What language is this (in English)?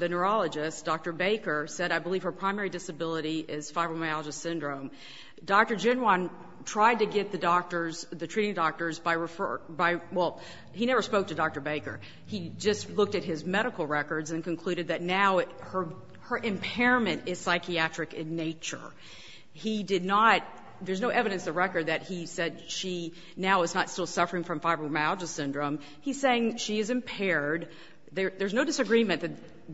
English